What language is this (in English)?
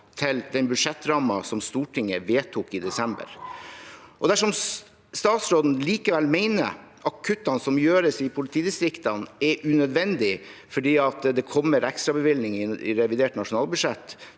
Norwegian